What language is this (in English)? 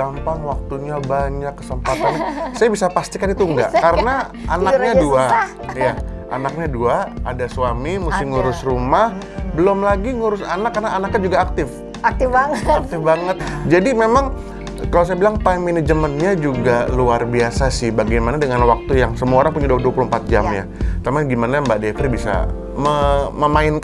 Indonesian